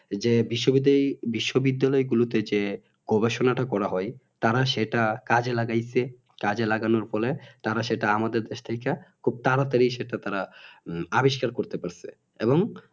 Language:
Bangla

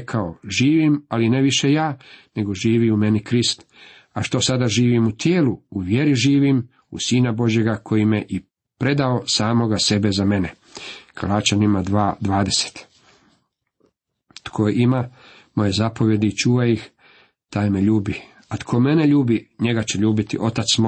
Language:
Croatian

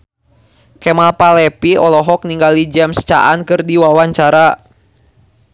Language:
Sundanese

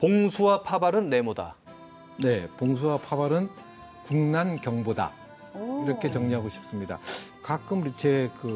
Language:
Korean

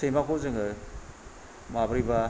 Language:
Bodo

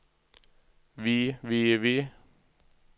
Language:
Norwegian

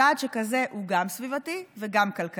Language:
Hebrew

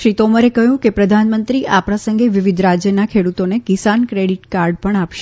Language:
Gujarati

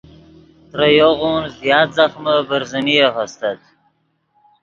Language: Yidgha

